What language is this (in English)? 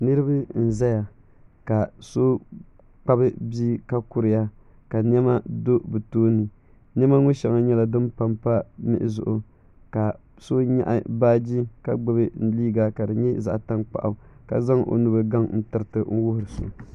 Dagbani